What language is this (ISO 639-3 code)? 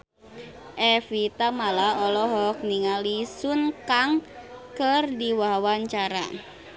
sun